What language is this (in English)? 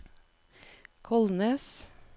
Norwegian